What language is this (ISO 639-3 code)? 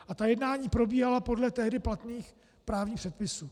ces